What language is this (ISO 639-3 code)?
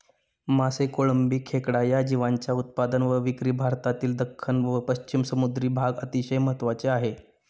mar